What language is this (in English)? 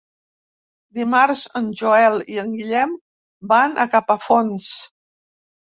Catalan